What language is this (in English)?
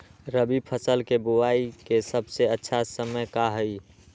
Magahi